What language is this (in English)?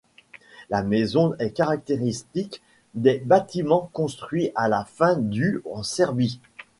French